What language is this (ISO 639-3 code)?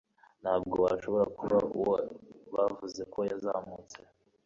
kin